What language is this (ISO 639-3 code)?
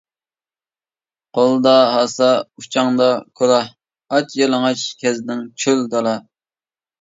uig